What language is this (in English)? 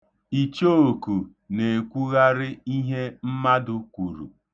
Igbo